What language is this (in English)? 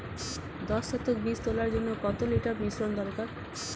Bangla